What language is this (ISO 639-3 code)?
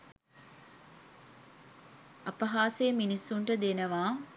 sin